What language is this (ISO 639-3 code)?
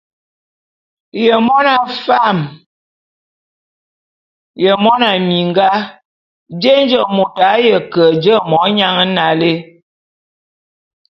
bum